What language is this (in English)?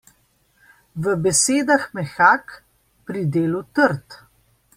Slovenian